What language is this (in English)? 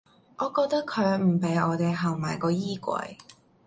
Cantonese